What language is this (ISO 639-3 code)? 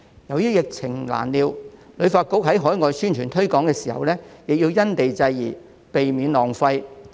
yue